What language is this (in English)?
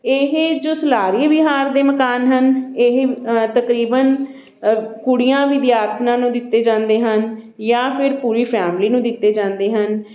Punjabi